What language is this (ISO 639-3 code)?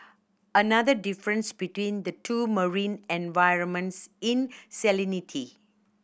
eng